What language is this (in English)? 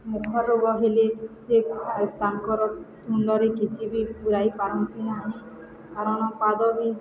Odia